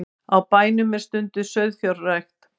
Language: Icelandic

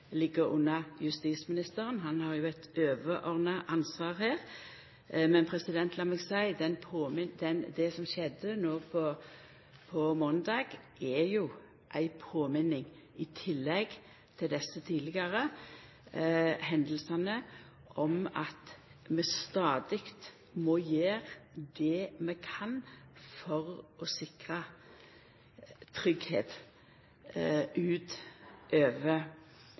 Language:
Norwegian Nynorsk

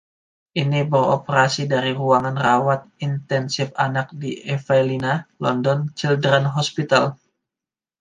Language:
Indonesian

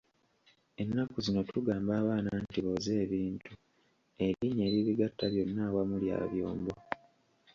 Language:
Ganda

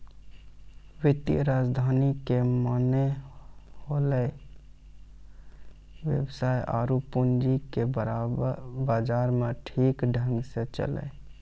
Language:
Maithili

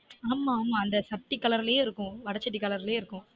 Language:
Tamil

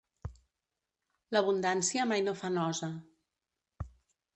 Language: Catalan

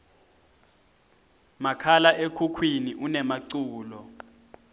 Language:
Swati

